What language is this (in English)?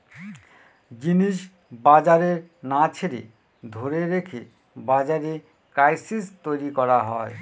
Bangla